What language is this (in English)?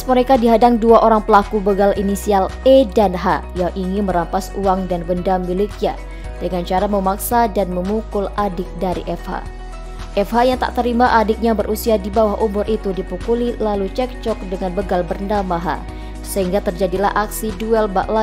Indonesian